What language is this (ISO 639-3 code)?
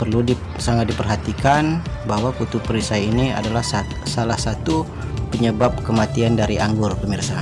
ind